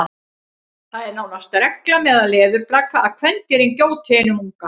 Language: Icelandic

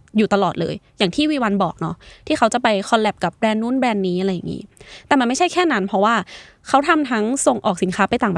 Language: Thai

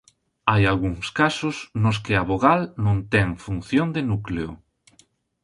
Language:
Galician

